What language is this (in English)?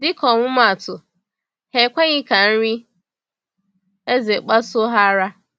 Igbo